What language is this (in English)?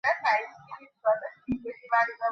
Bangla